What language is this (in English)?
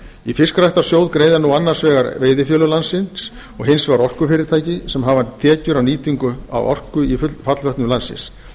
Icelandic